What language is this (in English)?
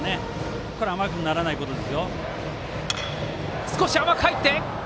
Japanese